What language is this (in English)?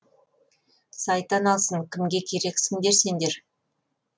Kazakh